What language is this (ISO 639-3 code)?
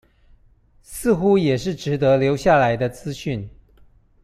zho